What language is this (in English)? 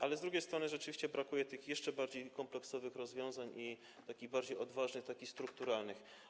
Polish